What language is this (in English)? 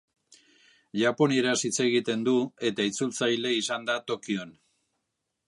Basque